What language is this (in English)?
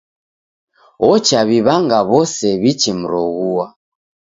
Taita